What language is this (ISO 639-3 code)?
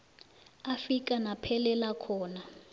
nbl